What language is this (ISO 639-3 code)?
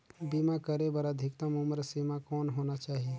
hne